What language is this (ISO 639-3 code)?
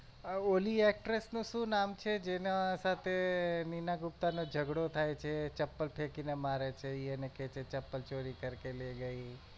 guj